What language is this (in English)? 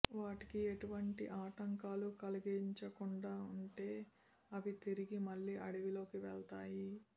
Telugu